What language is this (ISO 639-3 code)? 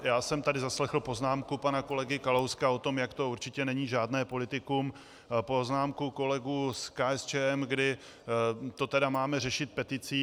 ces